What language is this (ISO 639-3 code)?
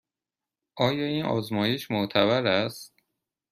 fas